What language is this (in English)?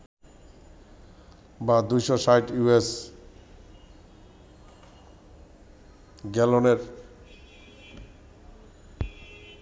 Bangla